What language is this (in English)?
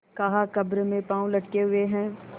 Hindi